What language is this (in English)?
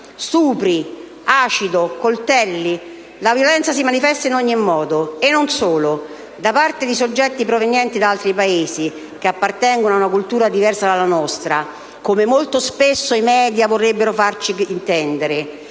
Italian